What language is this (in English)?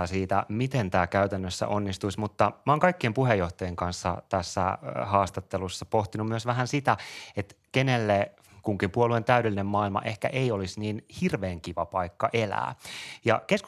Finnish